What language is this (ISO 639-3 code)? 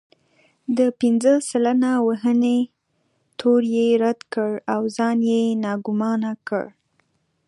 pus